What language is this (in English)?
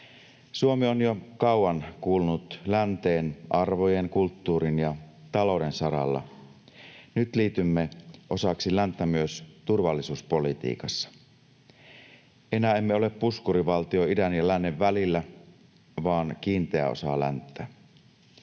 Finnish